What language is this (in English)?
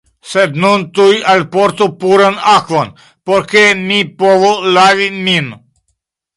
Esperanto